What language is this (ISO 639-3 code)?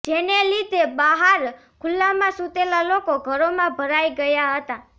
guj